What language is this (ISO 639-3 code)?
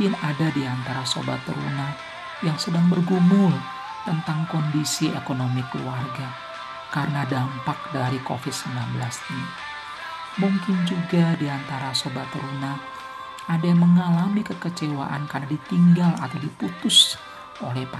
ind